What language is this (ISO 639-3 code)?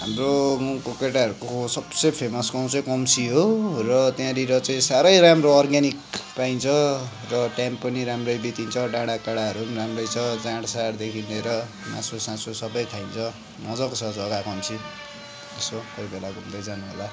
nep